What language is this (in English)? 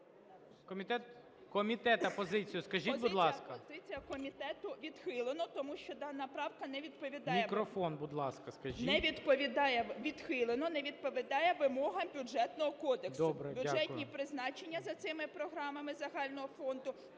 Ukrainian